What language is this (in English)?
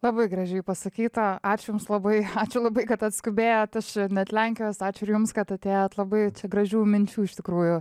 Lithuanian